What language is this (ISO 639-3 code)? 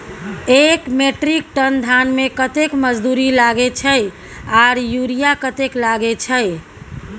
mai